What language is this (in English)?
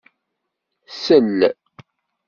Kabyle